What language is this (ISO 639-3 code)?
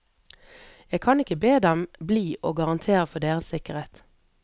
nor